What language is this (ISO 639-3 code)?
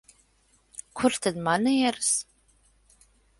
lav